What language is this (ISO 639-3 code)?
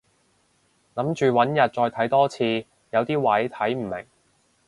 yue